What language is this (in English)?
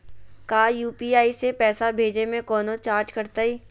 Magahi